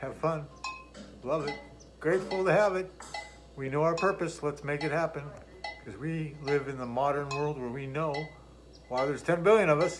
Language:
English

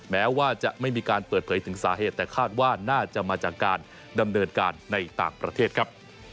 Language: Thai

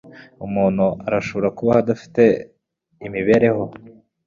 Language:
Kinyarwanda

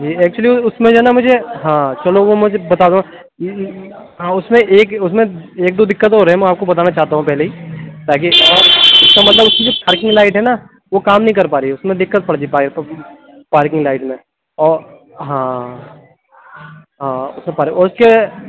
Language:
Urdu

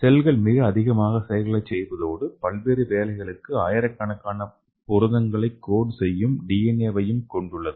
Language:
Tamil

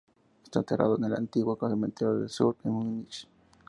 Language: Spanish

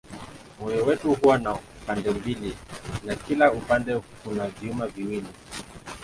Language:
Swahili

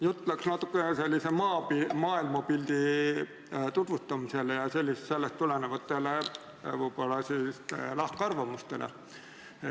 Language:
Estonian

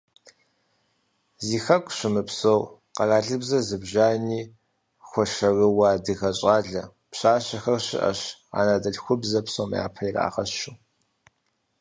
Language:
Kabardian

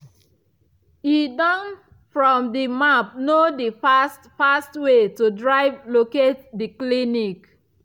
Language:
Nigerian Pidgin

